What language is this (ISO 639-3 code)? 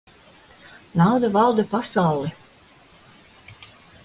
lav